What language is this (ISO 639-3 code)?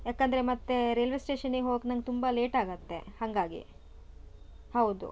kan